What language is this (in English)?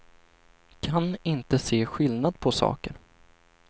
Swedish